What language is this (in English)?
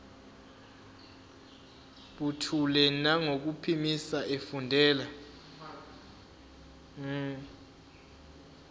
Zulu